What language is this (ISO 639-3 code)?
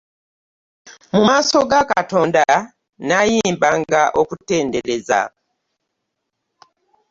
lug